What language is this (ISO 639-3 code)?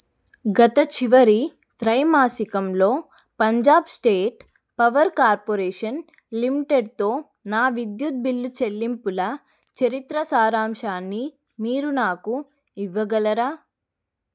tel